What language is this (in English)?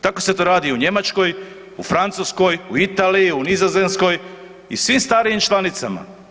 Croatian